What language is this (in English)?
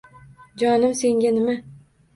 Uzbek